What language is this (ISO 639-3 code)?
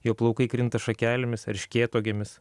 lit